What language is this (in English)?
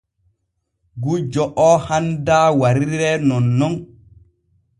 Borgu Fulfulde